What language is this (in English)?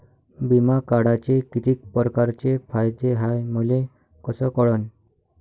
Marathi